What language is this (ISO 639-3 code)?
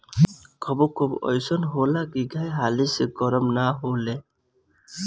bho